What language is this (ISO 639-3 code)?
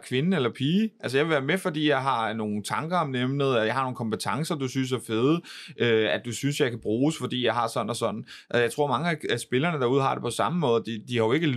dan